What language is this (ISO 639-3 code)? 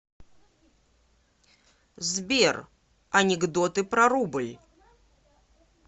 rus